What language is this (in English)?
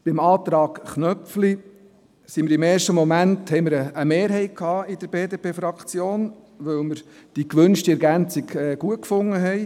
Swiss German